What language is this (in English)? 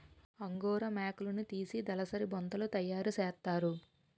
Telugu